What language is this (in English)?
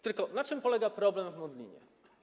Polish